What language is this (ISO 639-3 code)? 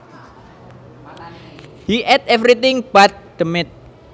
jav